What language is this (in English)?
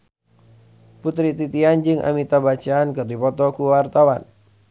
Sundanese